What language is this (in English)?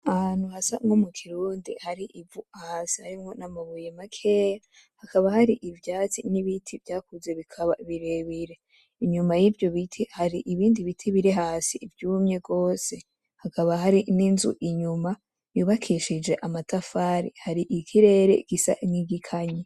Rundi